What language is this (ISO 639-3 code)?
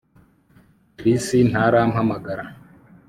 kin